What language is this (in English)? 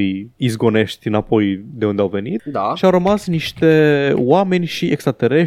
Romanian